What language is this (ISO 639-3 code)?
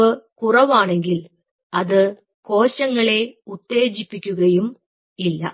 mal